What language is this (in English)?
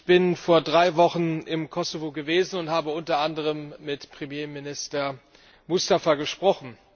German